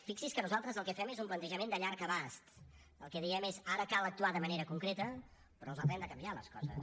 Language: Catalan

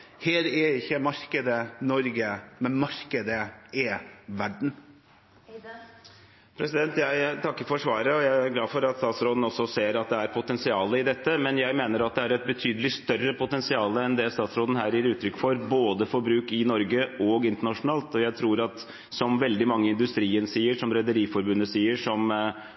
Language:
Norwegian Bokmål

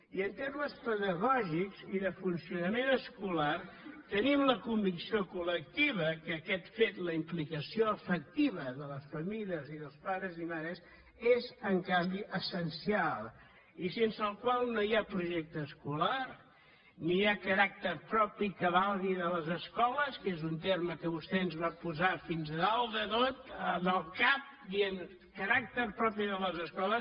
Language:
Catalan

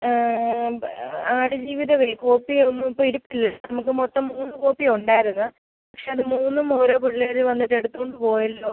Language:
Malayalam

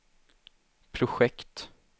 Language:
Swedish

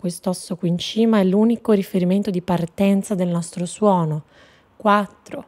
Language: Italian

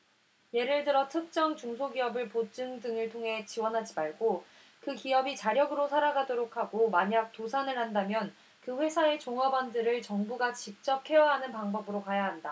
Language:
Korean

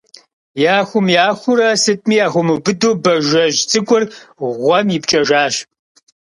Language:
Kabardian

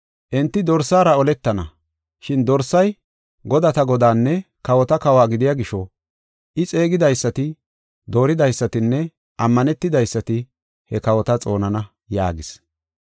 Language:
Gofa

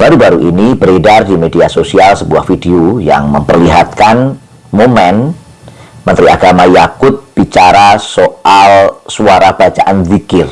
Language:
Indonesian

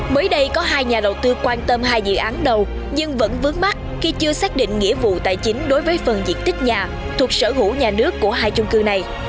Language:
Vietnamese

